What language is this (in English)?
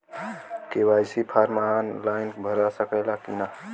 Bhojpuri